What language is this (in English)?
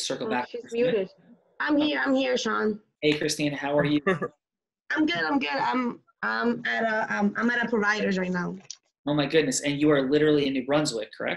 English